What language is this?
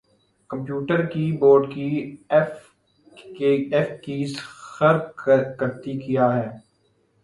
Urdu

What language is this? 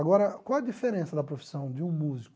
Portuguese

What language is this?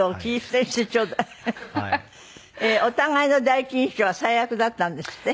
Japanese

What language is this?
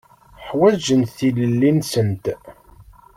Kabyle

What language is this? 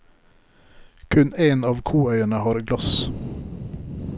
Norwegian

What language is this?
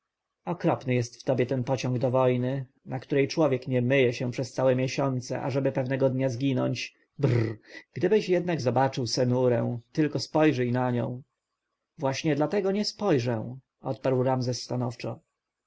Polish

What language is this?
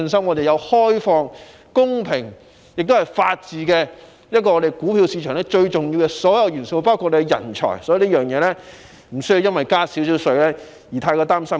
Cantonese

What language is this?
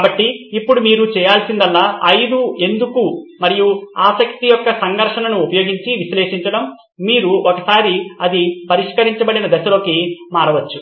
Telugu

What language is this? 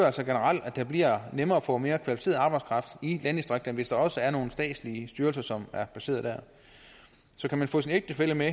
Danish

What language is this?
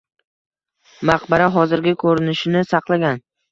Uzbek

